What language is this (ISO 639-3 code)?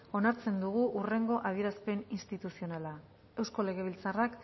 eus